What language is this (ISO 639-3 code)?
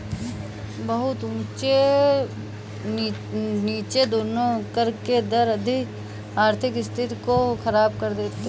hin